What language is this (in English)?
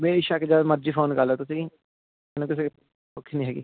Punjabi